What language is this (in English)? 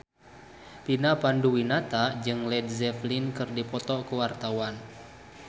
Sundanese